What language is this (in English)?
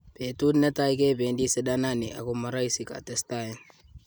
Kalenjin